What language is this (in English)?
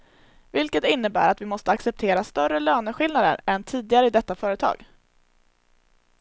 Swedish